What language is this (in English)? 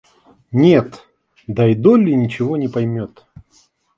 Russian